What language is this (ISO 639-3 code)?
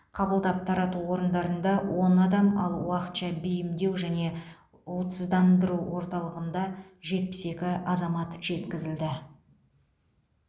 kaz